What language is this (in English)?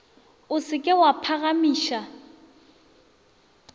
Northern Sotho